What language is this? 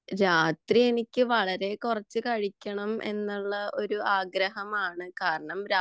Malayalam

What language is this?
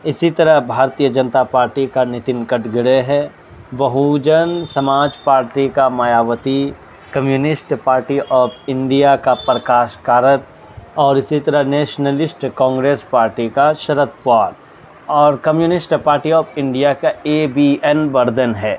Urdu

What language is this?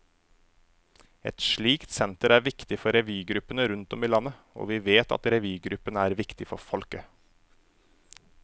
Norwegian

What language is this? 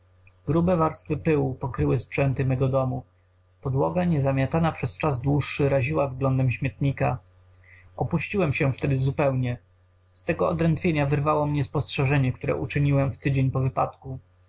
Polish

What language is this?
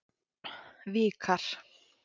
Icelandic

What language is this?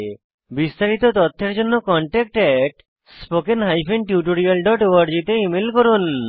Bangla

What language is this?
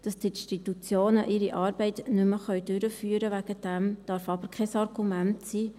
Swiss German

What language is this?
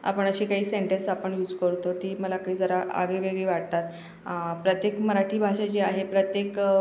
Marathi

